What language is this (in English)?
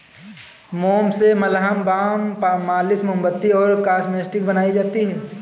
Hindi